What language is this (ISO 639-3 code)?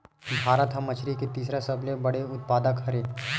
hne